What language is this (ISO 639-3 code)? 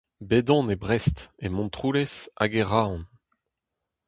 bre